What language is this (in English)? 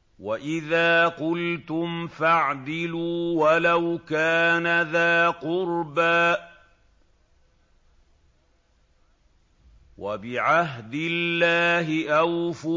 Arabic